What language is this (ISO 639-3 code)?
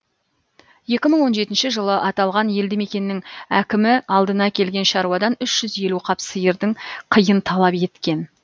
kaz